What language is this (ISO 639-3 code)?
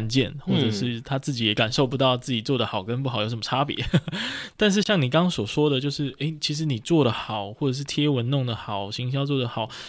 zho